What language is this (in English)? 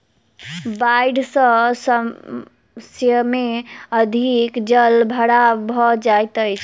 Maithili